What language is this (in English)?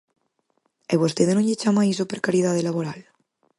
Galician